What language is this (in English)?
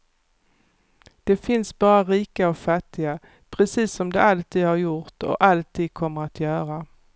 Swedish